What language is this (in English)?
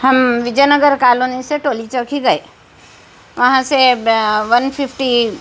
Urdu